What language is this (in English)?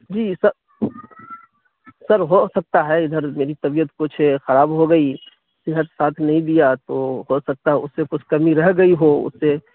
Urdu